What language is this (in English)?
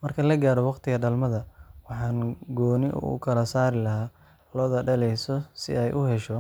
Somali